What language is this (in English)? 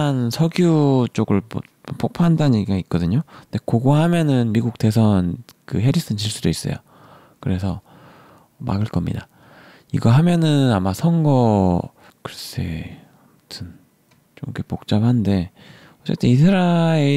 Korean